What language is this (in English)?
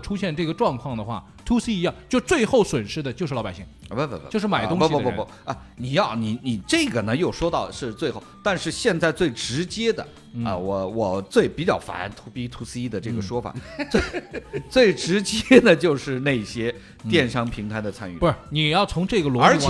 Chinese